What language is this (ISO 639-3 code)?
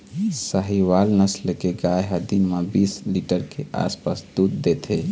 hne